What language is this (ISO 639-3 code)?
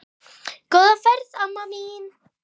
isl